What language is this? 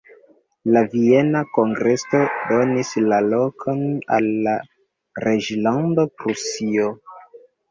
Esperanto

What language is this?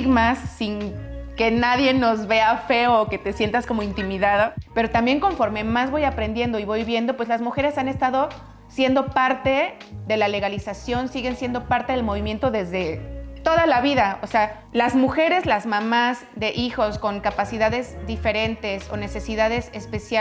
Spanish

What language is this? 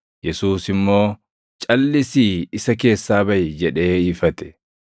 Oromo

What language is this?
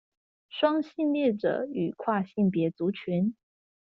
Chinese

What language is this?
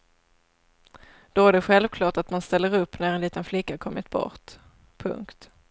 Swedish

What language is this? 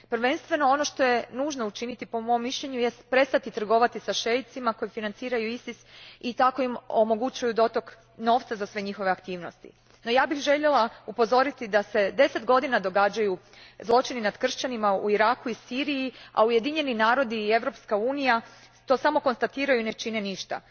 Croatian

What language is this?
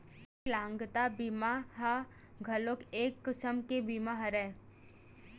Chhattisgarhi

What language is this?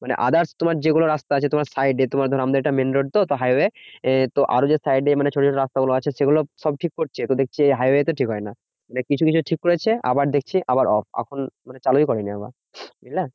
Bangla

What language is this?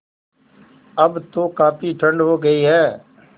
Hindi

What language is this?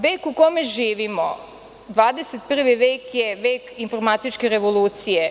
Serbian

